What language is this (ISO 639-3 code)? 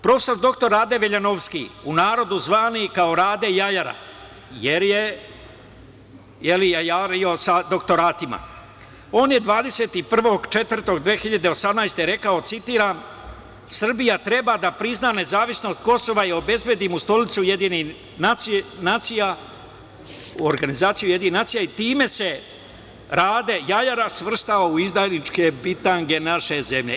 srp